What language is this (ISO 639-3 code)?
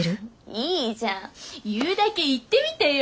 jpn